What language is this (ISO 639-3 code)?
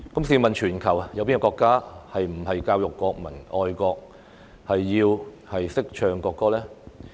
yue